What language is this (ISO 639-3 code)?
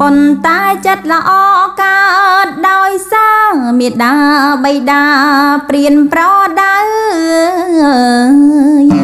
tha